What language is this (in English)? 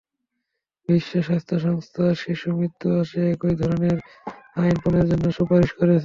Bangla